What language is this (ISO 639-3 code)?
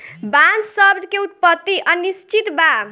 bho